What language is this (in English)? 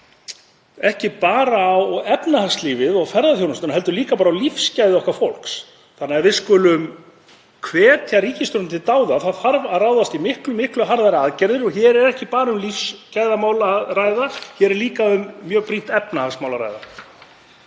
Icelandic